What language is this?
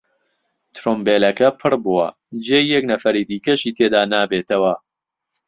Central Kurdish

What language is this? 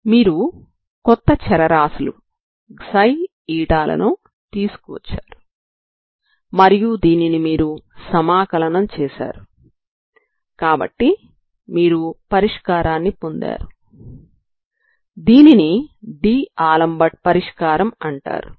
Telugu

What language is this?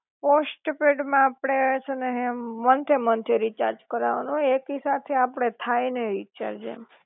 Gujarati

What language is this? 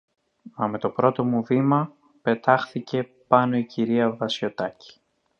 Greek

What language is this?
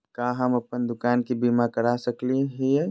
Magahi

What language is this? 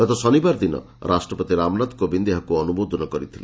Odia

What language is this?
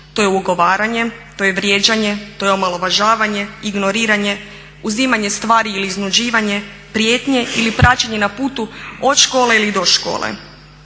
Croatian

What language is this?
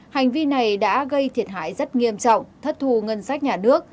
Vietnamese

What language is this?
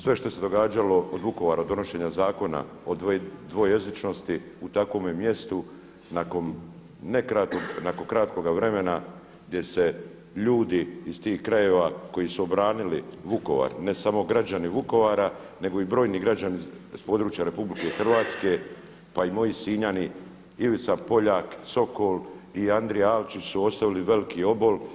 Croatian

